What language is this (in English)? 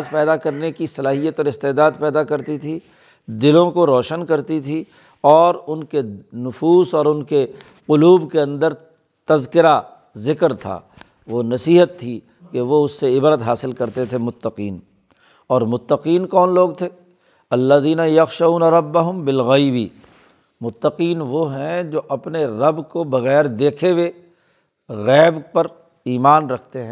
Urdu